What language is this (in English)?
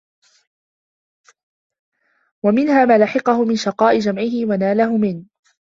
Arabic